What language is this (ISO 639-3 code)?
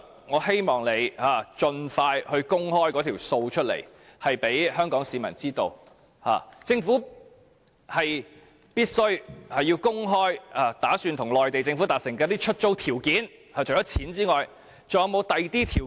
yue